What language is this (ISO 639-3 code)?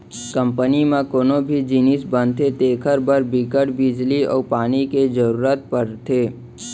hne